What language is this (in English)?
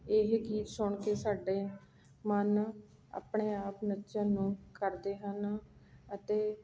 Punjabi